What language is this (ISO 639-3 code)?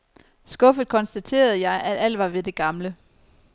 dan